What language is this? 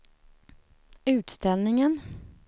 Swedish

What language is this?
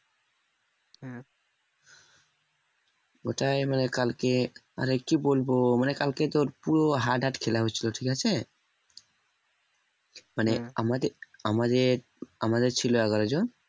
Bangla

